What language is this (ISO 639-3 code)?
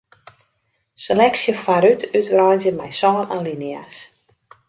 fry